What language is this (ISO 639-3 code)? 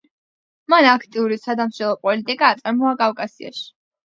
kat